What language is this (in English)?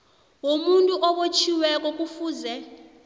South Ndebele